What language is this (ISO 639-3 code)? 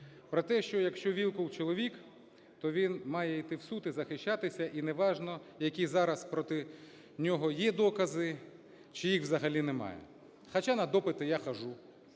ukr